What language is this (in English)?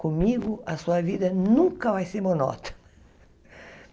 Portuguese